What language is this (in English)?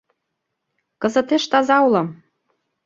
Mari